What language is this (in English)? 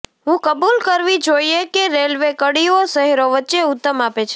Gujarati